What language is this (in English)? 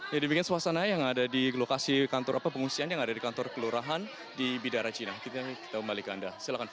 Indonesian